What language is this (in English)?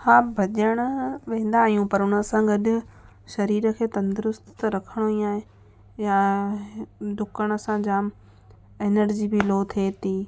Sindhi